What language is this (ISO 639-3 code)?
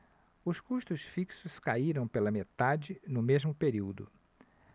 por